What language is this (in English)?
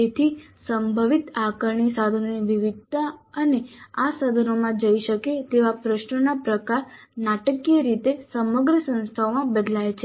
Gujarati